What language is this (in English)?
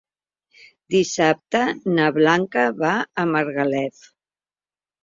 Catalan